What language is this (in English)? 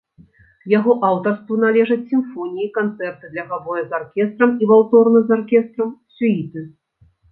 Belarusian